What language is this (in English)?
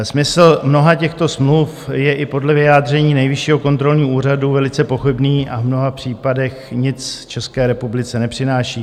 Czech